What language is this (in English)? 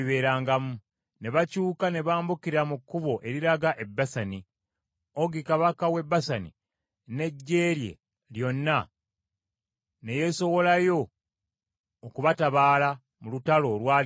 Ganda